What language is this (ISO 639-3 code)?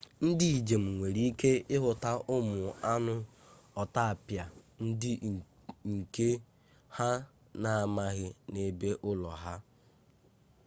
ibo